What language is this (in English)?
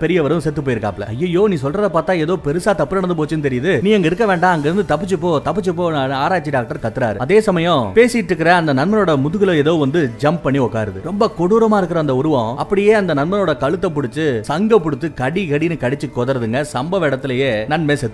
Tamil